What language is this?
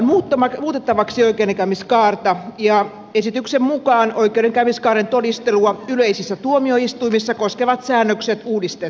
Finnish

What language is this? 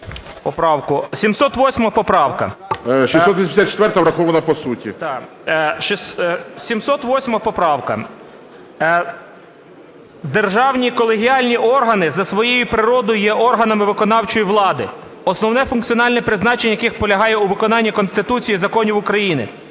Ukrainian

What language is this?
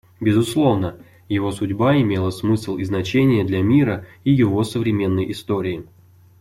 Russian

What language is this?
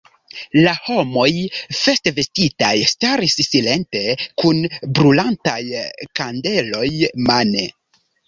Esperanto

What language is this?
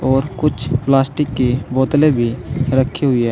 Hindi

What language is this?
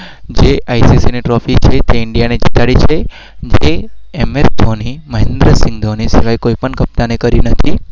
Gujarati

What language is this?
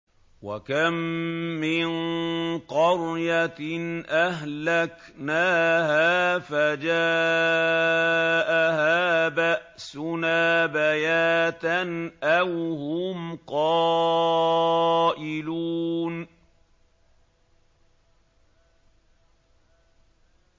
Arabic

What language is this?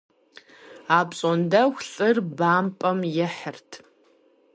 Kabardian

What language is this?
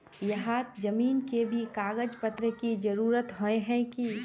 Magahi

